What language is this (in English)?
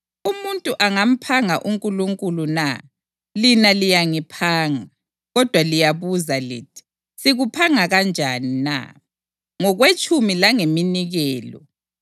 North Ndebele